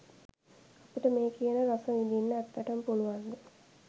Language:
Sinhala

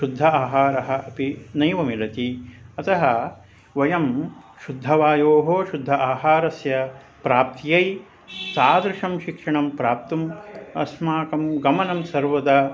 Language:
Sanskrit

